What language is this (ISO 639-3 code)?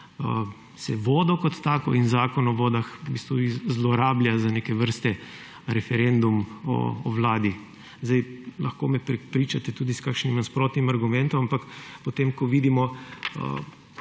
slv